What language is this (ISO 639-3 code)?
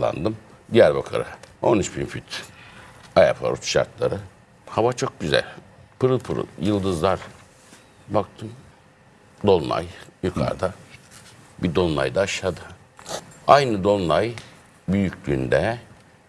tur